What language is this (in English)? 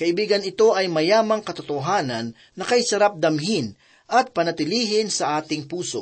Filipino